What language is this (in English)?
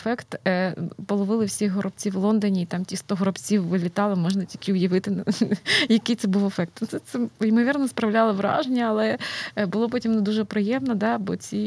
Ukrainian